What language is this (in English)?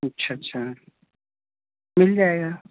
Urdu